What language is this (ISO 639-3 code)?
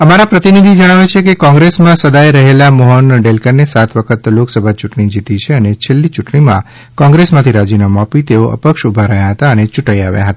guj